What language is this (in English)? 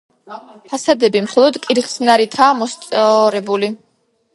Georgian